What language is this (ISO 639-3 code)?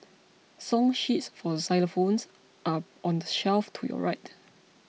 eng